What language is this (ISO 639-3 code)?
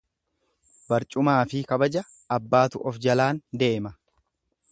orm